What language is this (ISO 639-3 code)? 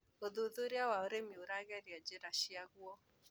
kik